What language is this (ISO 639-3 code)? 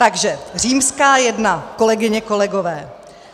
ces